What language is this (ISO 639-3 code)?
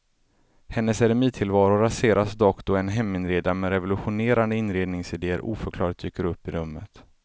swe